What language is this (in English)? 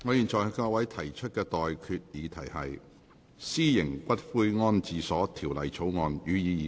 Cantonese